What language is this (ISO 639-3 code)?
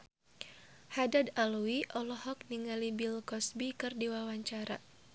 sun